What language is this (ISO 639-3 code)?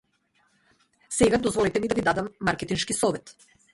mkd